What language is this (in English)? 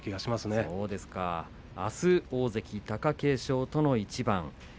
Japanese